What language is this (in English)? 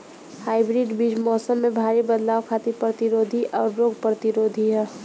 Bhojpuri